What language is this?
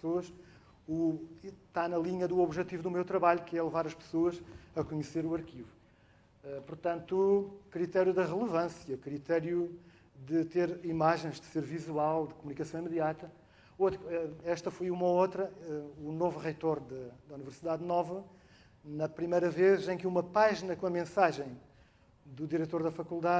Portuguese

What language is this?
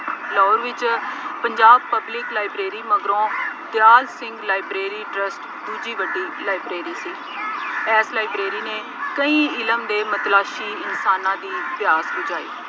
Punjabi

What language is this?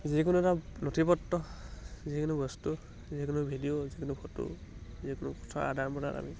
Assamese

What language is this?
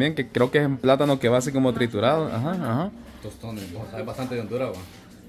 Spanish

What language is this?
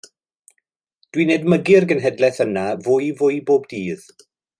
Welsh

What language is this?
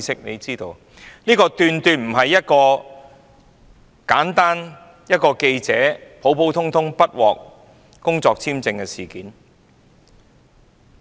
Cantonese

